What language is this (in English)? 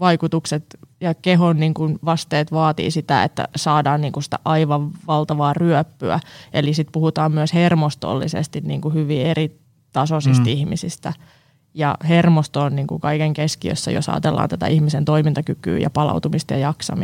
Finnish